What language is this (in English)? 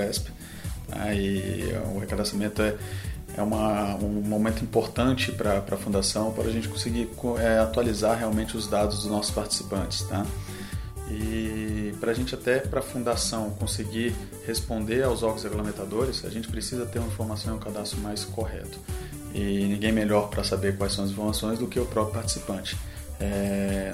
Portuguese